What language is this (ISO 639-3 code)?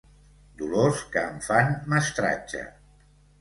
cat